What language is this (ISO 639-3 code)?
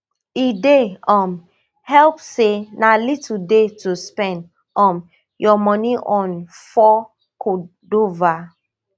pcm